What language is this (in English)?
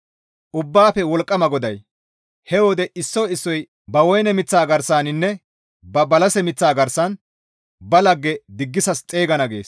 Gamo